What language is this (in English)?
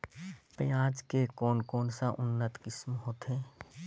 Chhattisgarhi